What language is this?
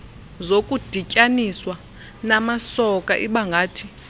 Xhosa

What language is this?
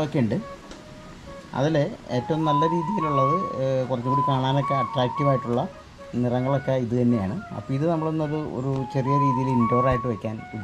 Indonesian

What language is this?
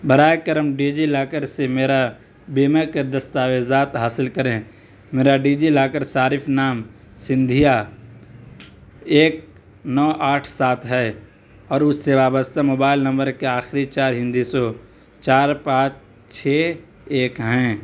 Urdu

